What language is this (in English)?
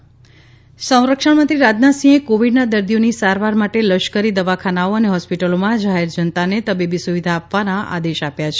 Gujarati